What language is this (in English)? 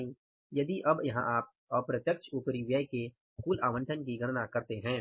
Hindi